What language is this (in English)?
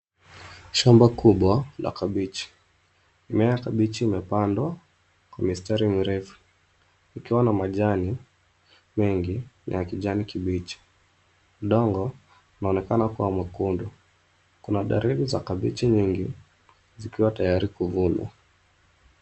Swahili